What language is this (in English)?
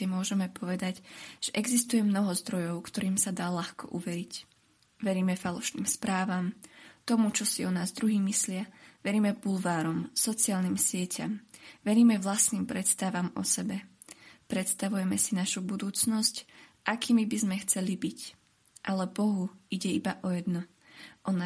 Slovak